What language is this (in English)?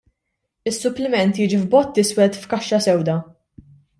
Maltese